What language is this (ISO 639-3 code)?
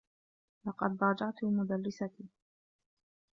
ara